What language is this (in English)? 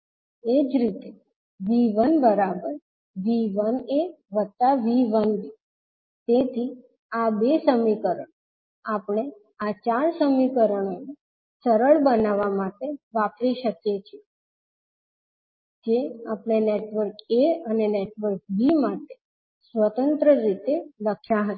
Gujarati